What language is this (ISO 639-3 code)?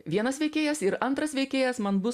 lit